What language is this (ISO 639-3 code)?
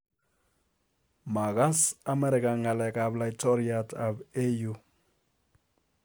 kln